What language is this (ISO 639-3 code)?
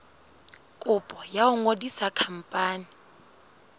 sot